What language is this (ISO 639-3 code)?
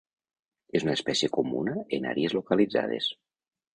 cat